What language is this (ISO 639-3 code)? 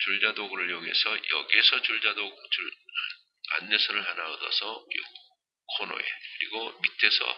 kor